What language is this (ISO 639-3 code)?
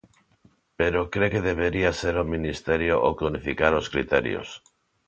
glg